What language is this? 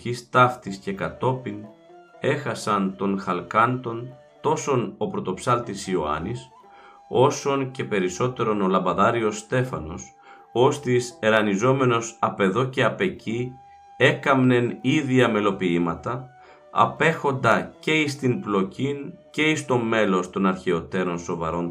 Greek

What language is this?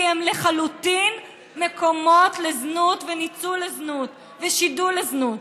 Hebrew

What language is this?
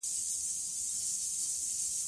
Pashto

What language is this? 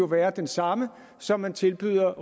Danish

